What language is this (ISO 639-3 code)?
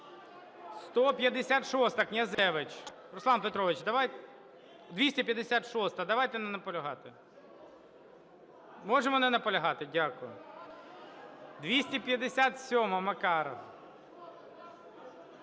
ukr